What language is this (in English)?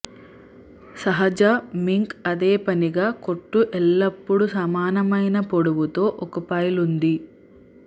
Telugu